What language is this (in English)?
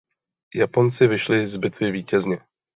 Czech